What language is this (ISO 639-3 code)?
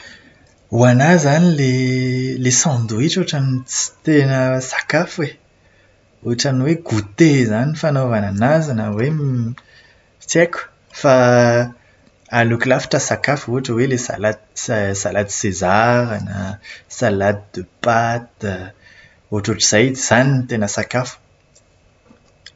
mlg